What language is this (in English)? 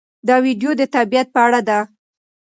Pashto